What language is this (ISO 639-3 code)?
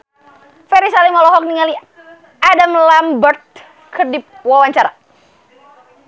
sun